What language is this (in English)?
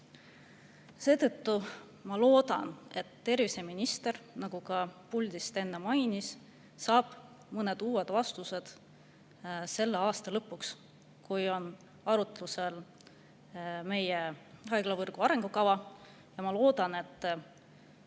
Estonian